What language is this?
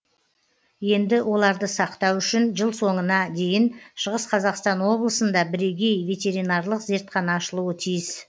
Kazakh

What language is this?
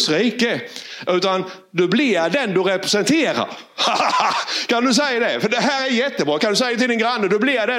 Swedish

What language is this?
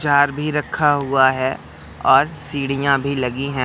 Hindi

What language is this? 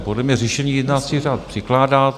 Czech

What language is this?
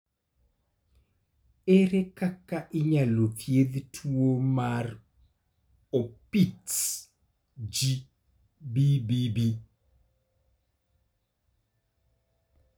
Luo (Kenya and Tanzania)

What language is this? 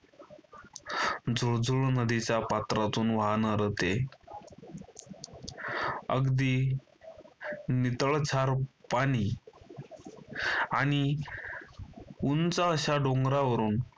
Marathi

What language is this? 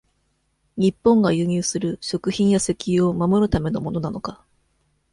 Japanese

